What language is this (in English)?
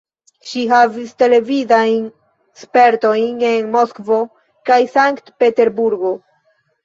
Esperanto